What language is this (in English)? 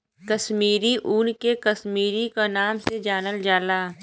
Bhojpuri